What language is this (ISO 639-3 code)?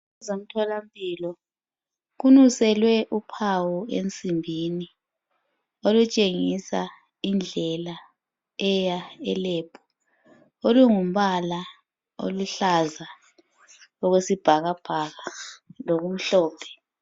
nde